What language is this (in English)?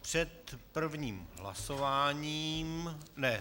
Czech